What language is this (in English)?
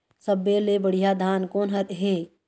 Chhattisgarhi